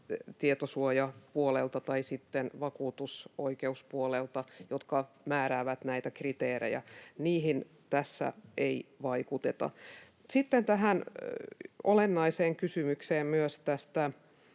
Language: Finnish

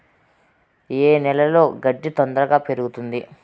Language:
Telugu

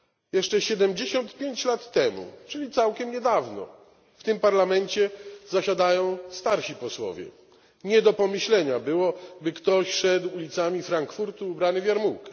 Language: Polish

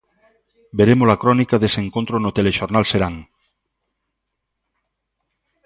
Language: Galician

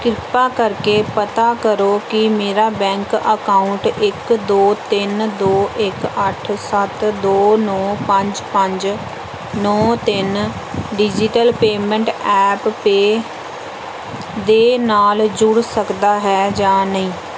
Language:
Punjabi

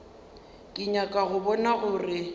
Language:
Northern Sotho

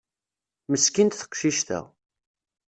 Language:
Kabyle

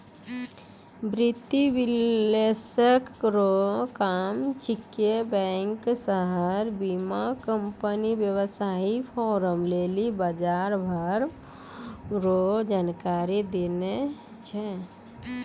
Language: Maithili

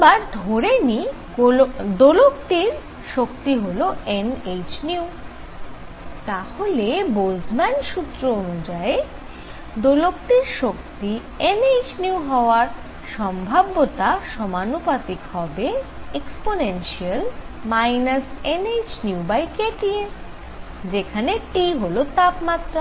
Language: Bangla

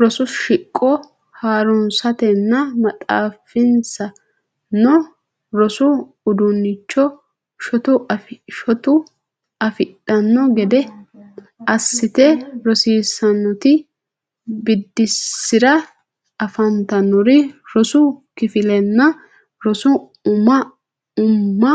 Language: Sidamo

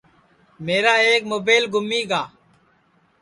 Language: Sansi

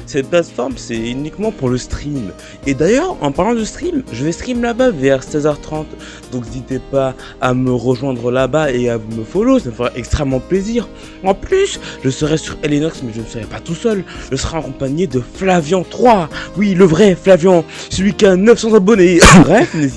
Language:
French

